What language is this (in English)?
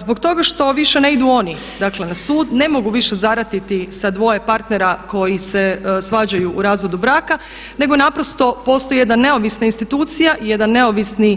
Croatian